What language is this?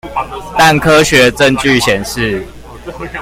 Chinese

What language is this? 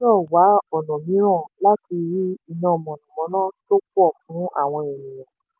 Yoruba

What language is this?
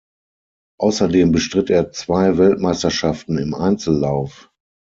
German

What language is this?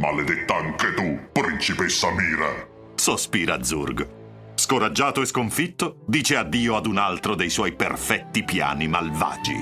Italian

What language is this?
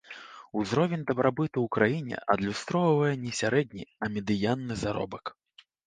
Belarusian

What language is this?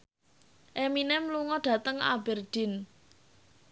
Javanese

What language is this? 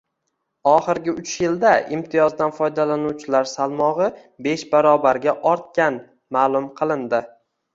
Uzbek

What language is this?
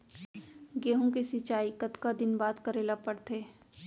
Chhattisgarhi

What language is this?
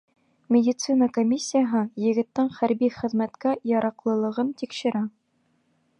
Bashkir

